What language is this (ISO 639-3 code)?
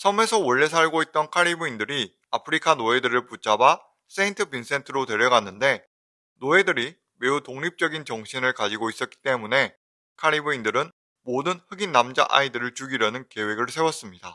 kor